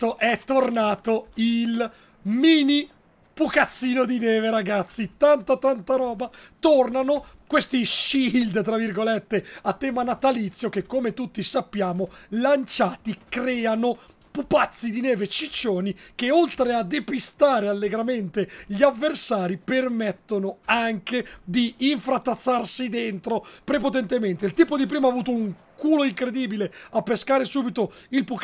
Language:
Italian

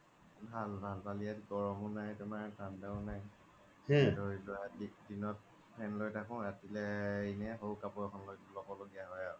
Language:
Assamese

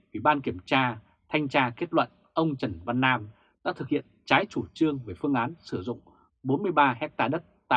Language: Vietnamese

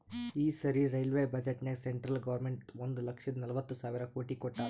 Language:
Kannada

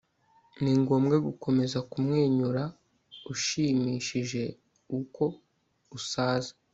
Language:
Kinyarwanda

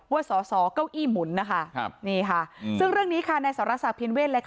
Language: Thai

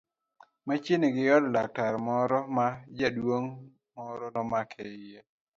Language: Luo (Kenya and Tanzania)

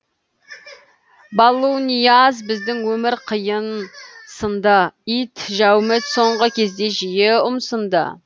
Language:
Kazakh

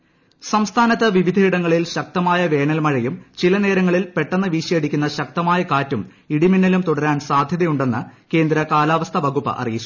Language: Malayalam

